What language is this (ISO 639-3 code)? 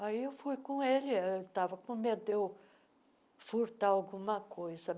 por